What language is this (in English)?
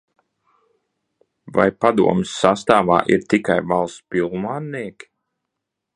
Latvian